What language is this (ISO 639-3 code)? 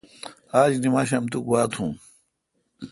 xka